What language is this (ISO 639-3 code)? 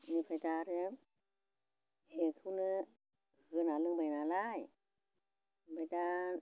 brx